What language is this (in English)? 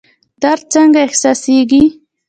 Pashto